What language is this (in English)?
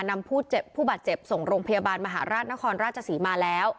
Thai